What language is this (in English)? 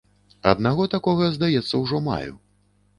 Belarusian